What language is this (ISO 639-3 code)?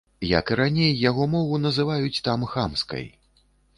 bel